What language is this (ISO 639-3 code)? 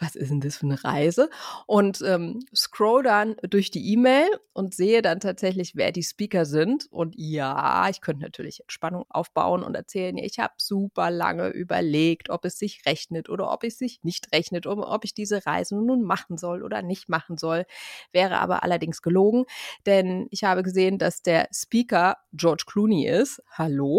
deu